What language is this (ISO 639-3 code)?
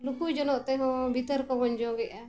sat